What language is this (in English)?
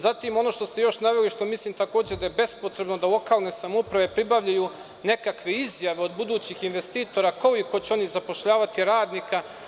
Serbian